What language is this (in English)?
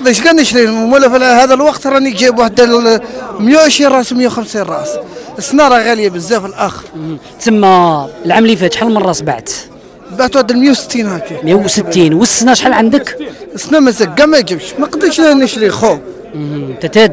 Arabic